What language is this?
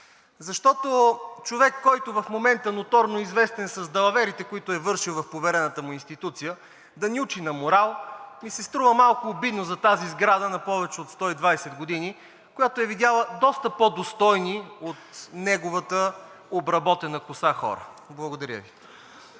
Bulgarian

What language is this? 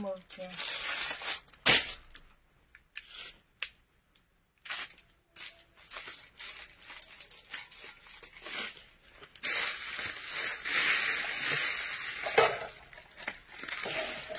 Vietnamese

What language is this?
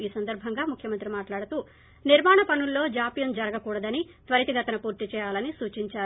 Telugu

